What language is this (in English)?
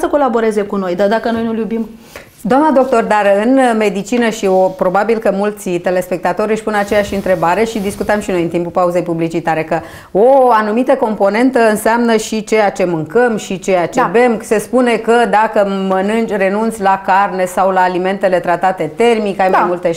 Romanian